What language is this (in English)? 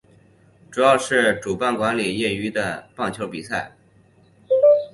Chinese